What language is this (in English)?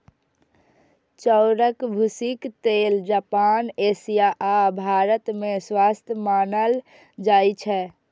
Maithili